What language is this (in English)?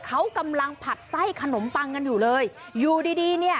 Thai